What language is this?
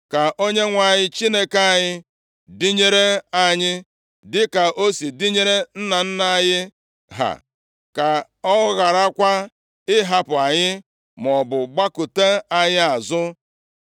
Igbo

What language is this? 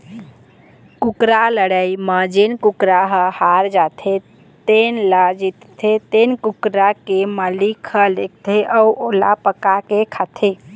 Chhattisgarhi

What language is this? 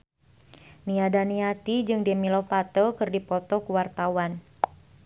Sundanese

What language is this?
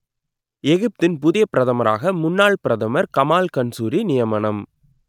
Tamil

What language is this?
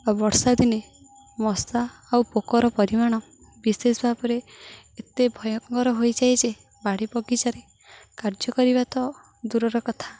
Odia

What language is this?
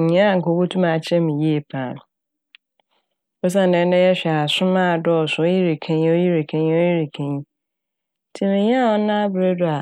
Akan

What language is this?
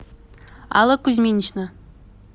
Russian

